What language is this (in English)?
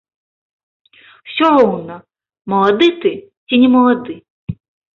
Belarusian